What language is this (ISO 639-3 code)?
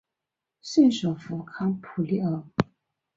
zho